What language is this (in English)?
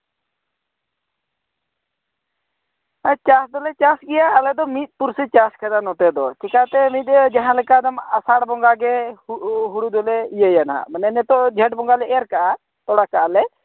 Santali